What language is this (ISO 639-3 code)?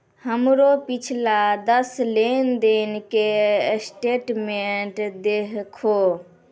mai